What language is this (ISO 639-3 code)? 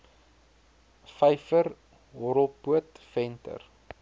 afr